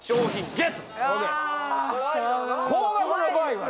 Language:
Japanese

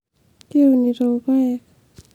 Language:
Masai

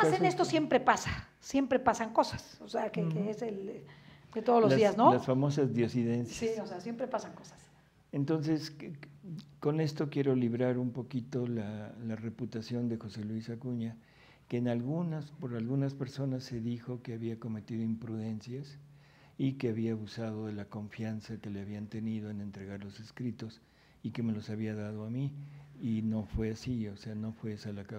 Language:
Spanish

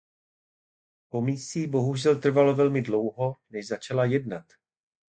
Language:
Czech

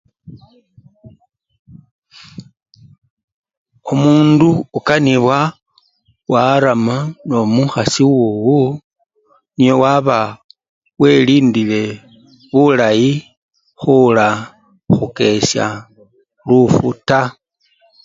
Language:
Luyia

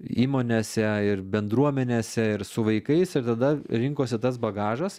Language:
Lithuanian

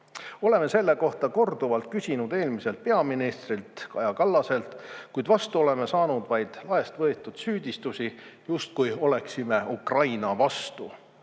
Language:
Estonian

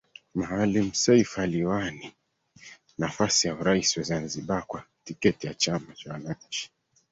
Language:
Swahili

